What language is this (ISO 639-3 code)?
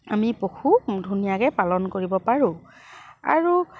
asm